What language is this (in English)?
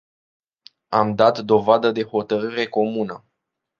Romanian